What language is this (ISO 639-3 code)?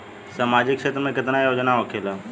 bho